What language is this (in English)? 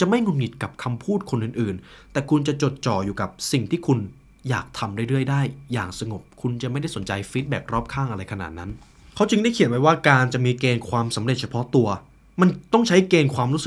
Thai